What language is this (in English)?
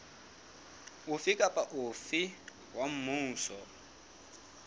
Southern Sotho